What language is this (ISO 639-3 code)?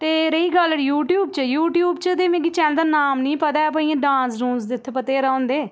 doi